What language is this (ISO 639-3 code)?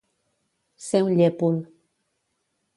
cat